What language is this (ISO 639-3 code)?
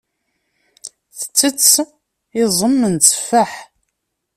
kab